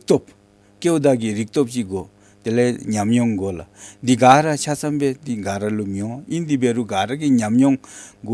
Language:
Korean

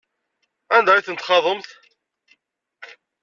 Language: Kabyle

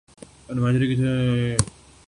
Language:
Urdu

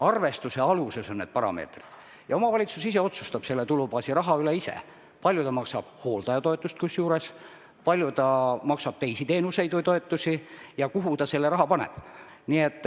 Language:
Estonian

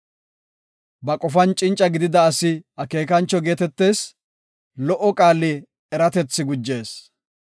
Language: Gofa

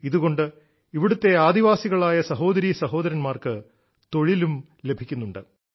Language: Malayalam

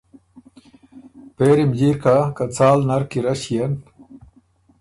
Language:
Ormuri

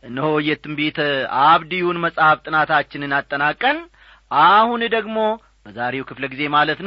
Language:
Amharic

